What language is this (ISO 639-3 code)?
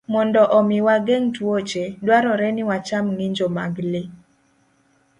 luo